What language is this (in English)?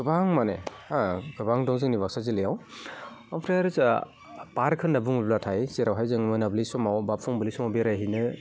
Bodo